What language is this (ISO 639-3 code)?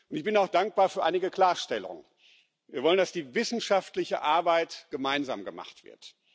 deu